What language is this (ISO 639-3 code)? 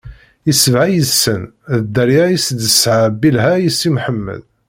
kab